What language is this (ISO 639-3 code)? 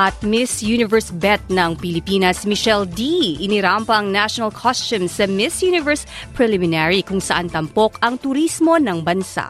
fil